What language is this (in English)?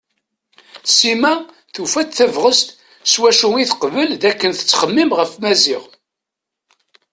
Kabyle